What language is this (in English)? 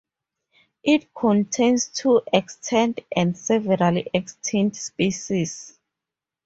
English